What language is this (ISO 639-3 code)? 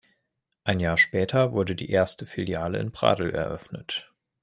deu